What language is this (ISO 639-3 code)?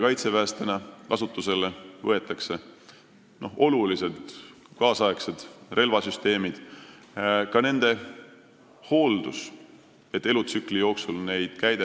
est